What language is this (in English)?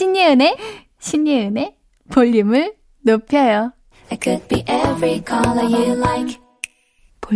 Korean